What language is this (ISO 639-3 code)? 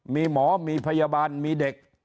tha